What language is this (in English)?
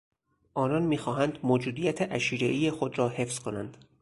Persian